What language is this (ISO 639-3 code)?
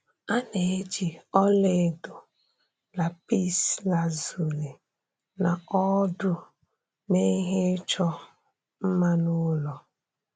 ibo